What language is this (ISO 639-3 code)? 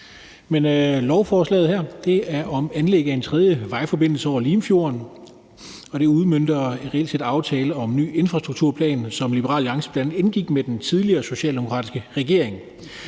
dan